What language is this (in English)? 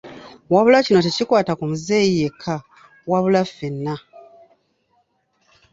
Ganda